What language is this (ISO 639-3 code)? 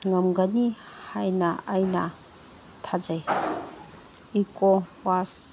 mni